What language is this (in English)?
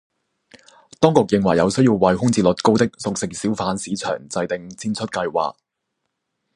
Cantonese